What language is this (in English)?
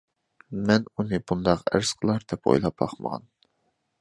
Uyghur